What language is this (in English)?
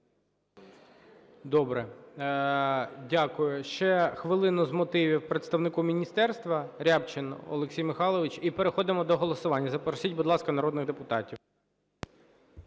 Ukrainian